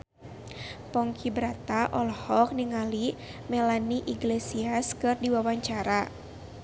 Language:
Sundanese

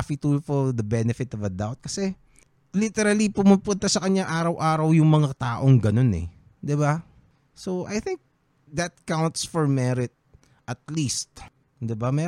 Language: Filipino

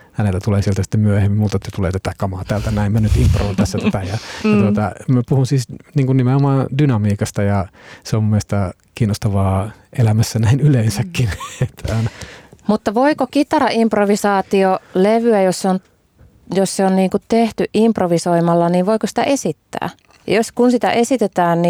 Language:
Finnish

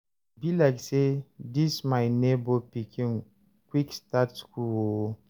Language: Nigerian Pidgin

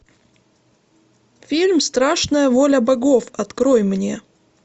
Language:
Russian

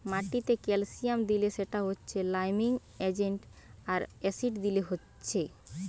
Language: Bangla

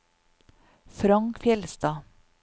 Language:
Norwegian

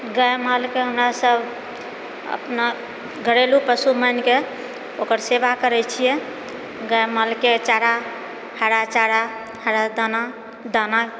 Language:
Maithili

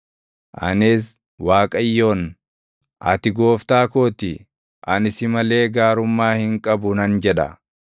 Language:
Oromo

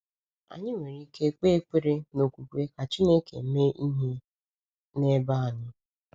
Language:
Igbo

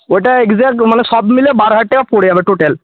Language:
Bangla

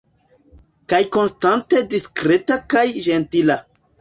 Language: Esperanto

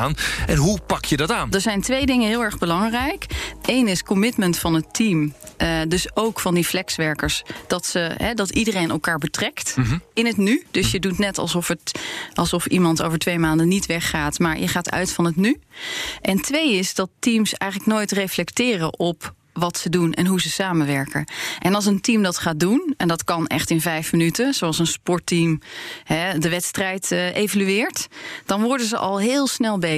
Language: Dutch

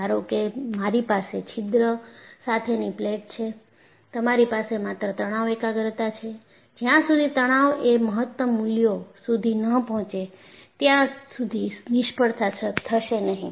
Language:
Gujarati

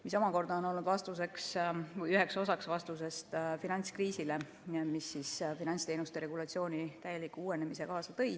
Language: Estonian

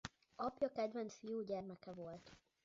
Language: Hungarian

